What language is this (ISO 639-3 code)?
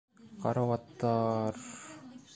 bak